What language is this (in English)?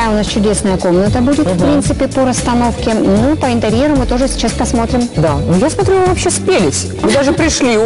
Russian